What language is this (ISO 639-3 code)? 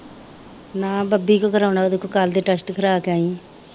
pan